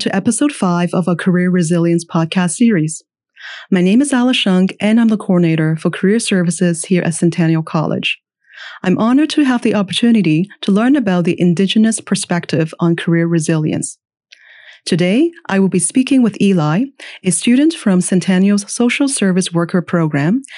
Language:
English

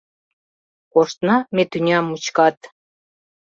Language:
Mari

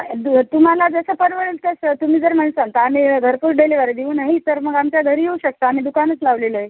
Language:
Marathi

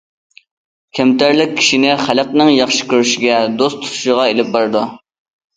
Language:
Uyghur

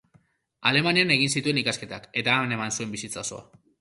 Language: Basque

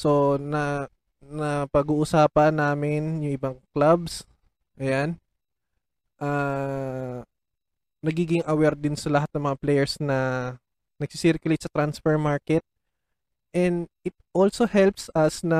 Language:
Filipino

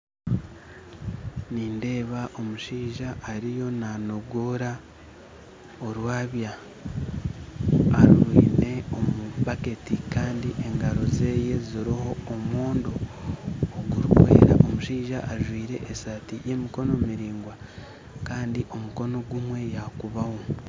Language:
Nyankole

